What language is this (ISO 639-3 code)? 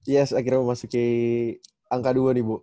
ind